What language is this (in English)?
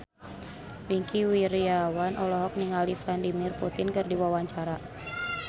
Sundanese